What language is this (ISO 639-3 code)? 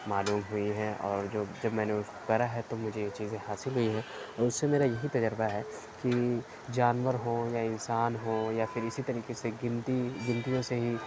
urd